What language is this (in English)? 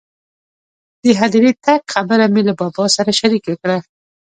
Pashto